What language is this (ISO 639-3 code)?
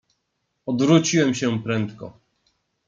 pol